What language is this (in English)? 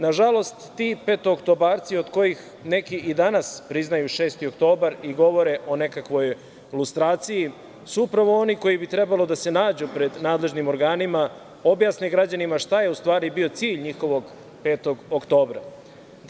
Serbian